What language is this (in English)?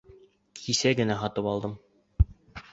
Bashkir